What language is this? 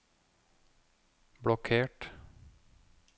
Norwegian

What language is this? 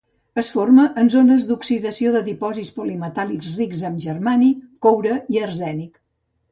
Catalan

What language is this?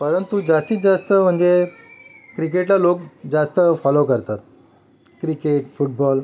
Marathi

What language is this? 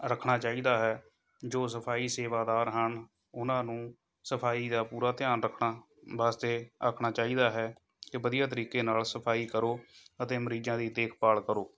Punjabi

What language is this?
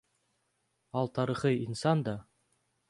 Kyrgyz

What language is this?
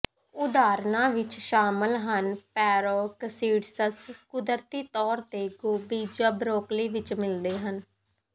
Punjabi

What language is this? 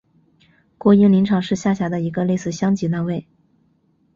Chinese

